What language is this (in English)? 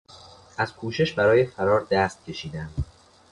Persian